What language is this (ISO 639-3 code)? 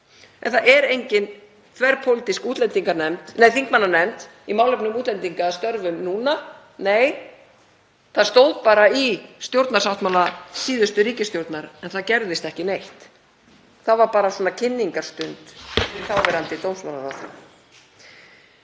isl